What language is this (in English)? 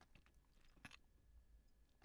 Danish